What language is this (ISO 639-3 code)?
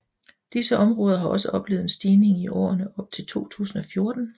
dan